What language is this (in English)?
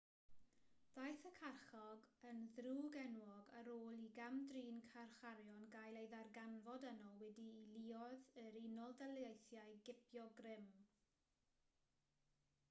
Welsh